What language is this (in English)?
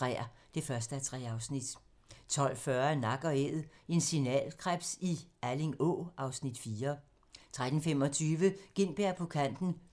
Danish